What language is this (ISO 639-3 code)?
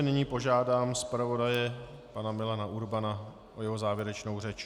ces